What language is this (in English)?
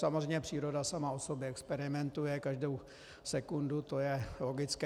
Czech